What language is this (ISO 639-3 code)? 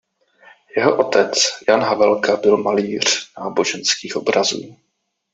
ces